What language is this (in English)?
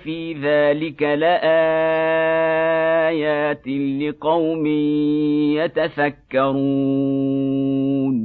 Arabic